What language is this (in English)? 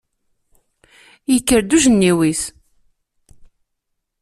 Kabyle